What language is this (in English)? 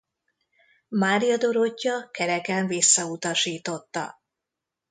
Hungarian